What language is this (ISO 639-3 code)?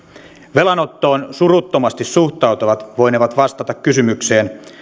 fin